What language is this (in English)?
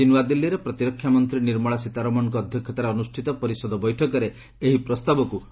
Odia